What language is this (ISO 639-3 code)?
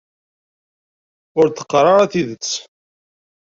kab